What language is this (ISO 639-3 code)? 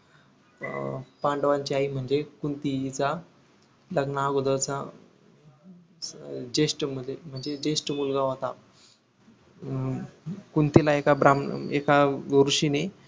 mar